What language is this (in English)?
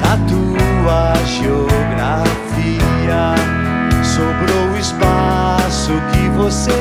Spanish